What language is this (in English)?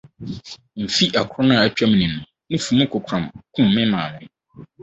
Akan